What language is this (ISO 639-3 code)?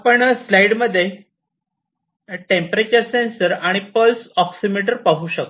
mar